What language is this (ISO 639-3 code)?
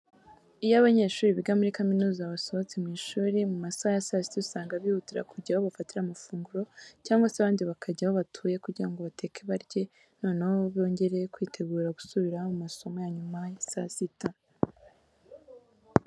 kin